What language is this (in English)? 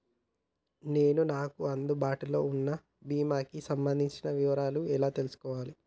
Telugu